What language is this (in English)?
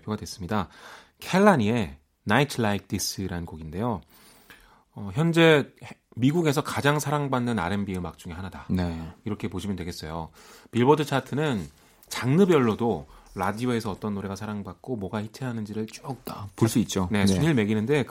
Korean